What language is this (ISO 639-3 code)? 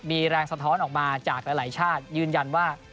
tha